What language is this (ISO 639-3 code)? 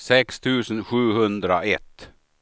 swe